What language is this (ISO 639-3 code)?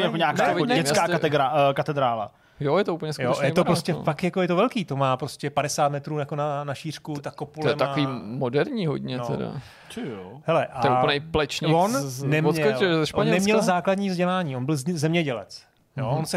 ces